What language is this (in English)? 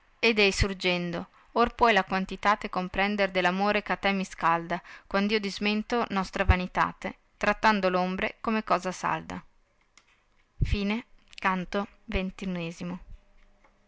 Italian